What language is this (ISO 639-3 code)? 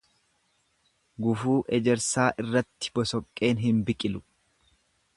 orm